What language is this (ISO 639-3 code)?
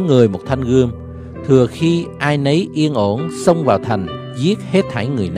vie